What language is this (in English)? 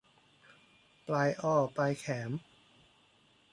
Thai